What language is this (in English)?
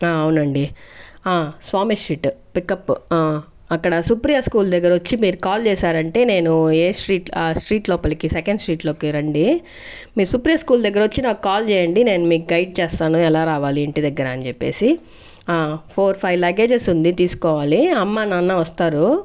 Telugu